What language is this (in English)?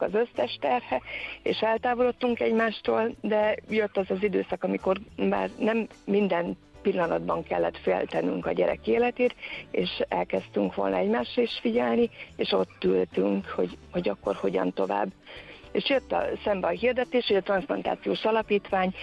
Hungarian